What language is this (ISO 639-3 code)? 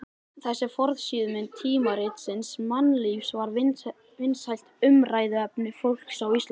isl